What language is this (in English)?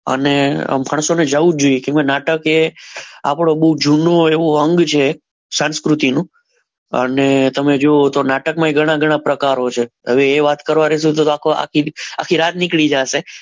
Gujarati